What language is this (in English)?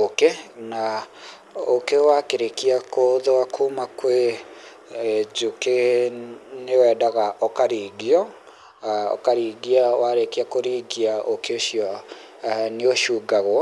Kikuyu